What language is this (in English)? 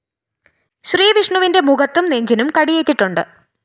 Malayalam